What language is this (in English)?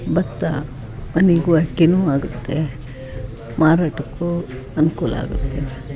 Kannada